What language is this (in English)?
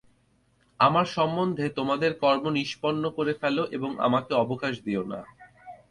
Bangla